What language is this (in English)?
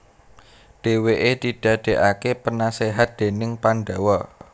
Javanese